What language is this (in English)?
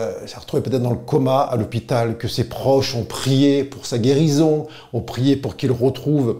French